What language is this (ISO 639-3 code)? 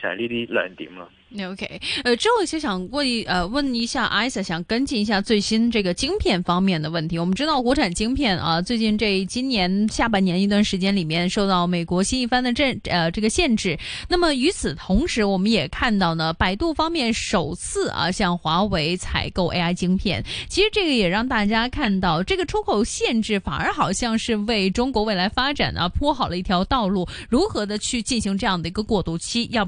zho